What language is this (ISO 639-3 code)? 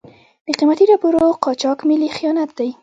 pus